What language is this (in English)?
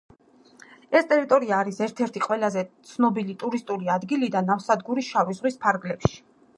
Georgian